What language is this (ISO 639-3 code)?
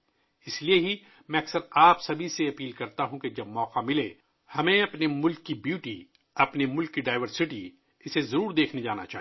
urd